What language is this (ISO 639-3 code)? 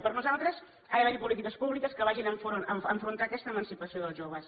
cat